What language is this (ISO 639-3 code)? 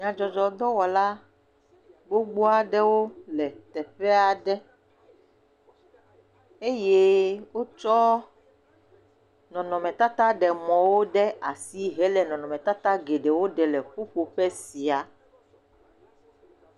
ewe